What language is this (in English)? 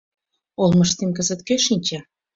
Mari